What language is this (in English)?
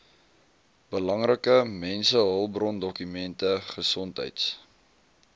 Afrikaans